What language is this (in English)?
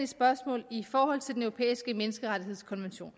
Danish